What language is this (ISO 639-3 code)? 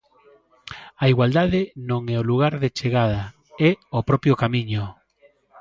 glg